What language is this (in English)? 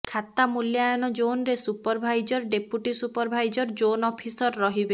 Odia